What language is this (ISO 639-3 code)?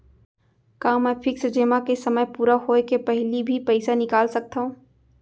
hne